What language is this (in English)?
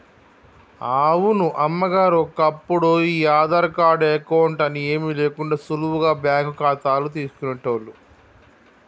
Telugu